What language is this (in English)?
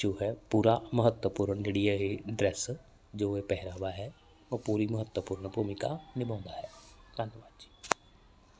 Punjabi